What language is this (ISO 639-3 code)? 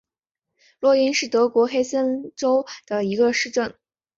zho